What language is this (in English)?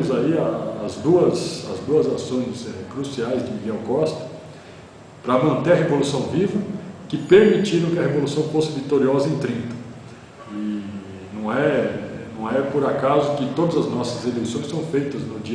Portuguese